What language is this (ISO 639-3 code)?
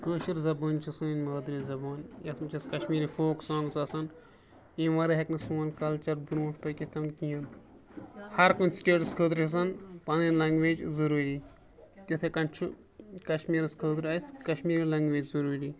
kas